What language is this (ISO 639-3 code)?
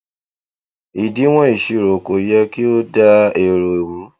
yor